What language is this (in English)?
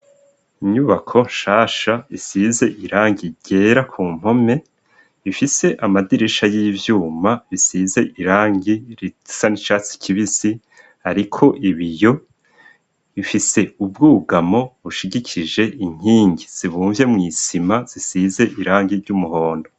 Rundi